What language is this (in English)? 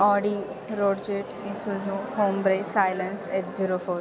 Marathi